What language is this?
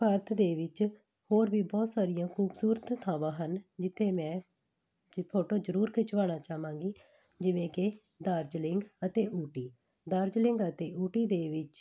Punjabi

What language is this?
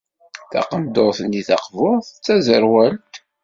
Kabyle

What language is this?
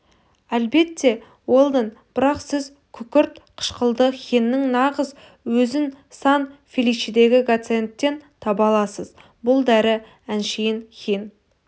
Kazakh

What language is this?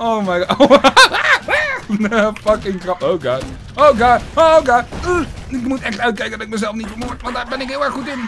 Dutch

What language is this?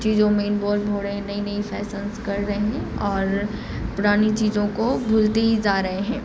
Urdu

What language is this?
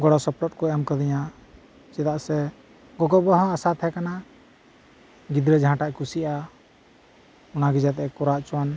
Santali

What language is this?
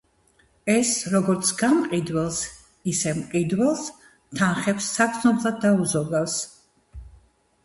Georgian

